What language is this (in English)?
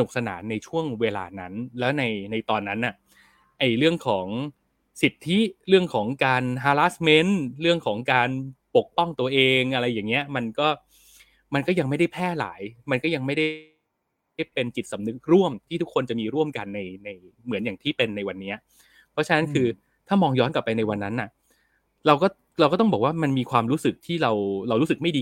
Thai